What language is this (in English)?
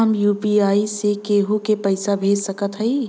Bhojpuri